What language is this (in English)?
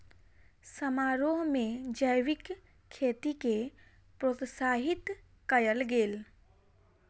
Maithili